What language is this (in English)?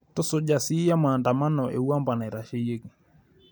Masai